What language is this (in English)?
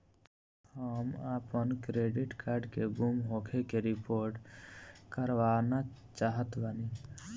Bhojpuri